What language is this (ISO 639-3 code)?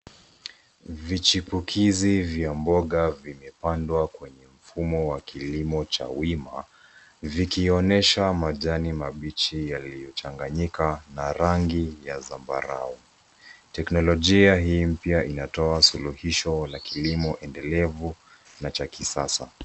swa